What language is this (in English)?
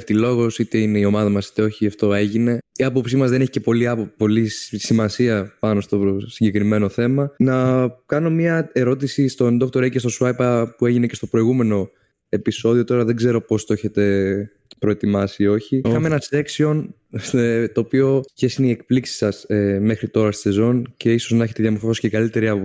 Greek